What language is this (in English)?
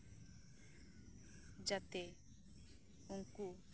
Santali